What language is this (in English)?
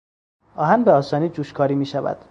Persian